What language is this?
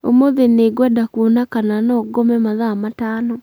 Kikuyu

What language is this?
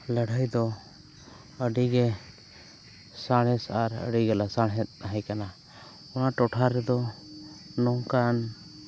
Santali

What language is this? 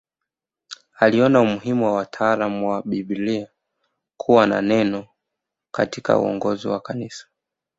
Swahili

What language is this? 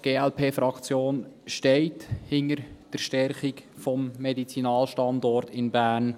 Swiss German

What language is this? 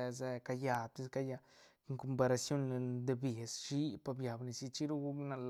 Santa Catarina Albarradas Zapotec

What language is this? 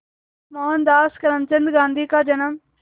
Hindi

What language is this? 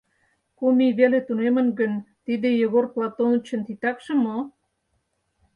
Mari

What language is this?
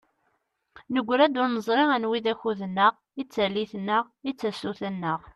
Kabyle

